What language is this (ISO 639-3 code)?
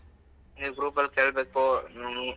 kan